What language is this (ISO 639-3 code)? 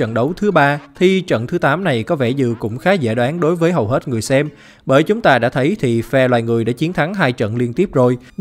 vie